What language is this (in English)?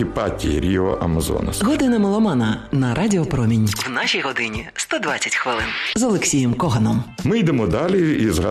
Ukrainian